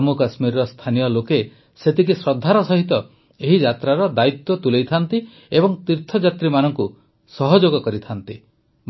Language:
Odia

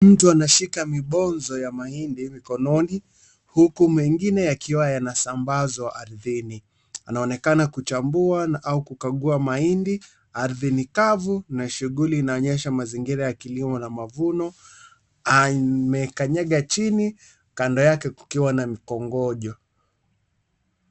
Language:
Swahili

